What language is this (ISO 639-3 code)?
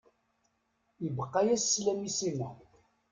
kab